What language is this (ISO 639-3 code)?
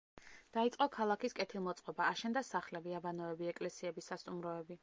kat